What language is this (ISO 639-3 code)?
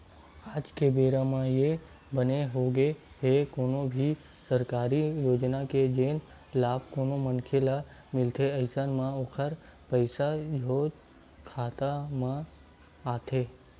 hne